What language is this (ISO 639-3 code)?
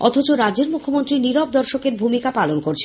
ben